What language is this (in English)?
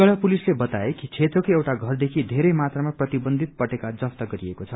Nepali